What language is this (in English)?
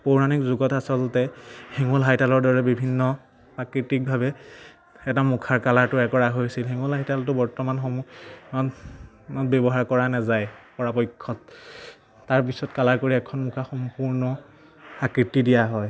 Assamese